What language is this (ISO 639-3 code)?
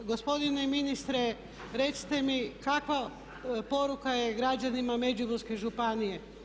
hrv